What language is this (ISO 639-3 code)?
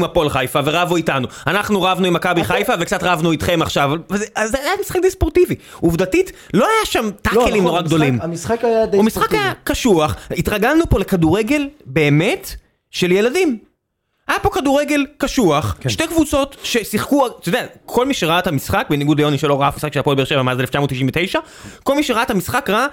heb